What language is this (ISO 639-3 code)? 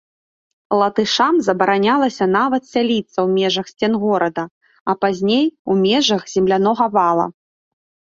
bel